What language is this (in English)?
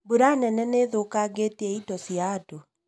Kikuyu